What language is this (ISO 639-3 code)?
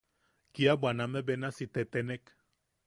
yaq